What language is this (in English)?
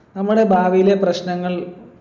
Malayalam